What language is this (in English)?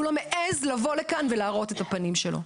Hebrew